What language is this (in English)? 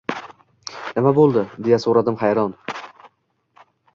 Uzbek